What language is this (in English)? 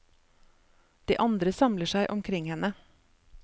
Norwegian